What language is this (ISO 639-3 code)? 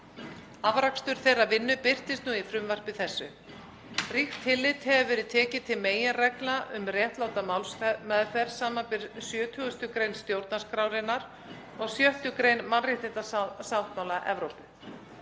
isl